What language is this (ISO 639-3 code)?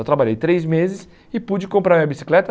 por